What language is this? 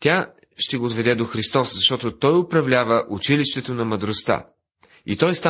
Bulgarian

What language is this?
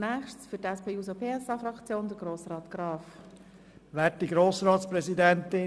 Swiss German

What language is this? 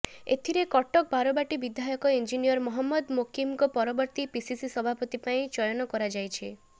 Odia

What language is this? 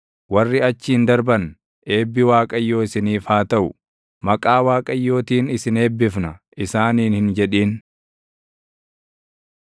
Oromo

